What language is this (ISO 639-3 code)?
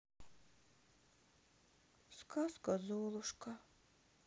rus